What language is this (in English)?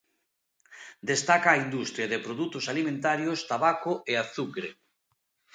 Galician